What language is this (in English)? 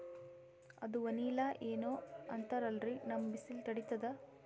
Kannada